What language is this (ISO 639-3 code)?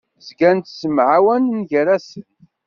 kab